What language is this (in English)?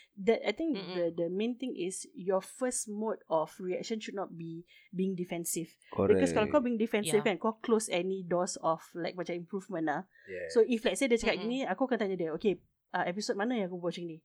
Malay